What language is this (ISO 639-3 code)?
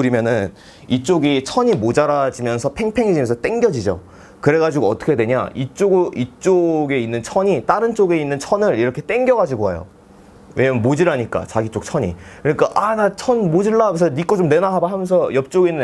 kor